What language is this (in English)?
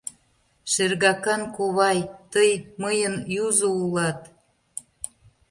Mari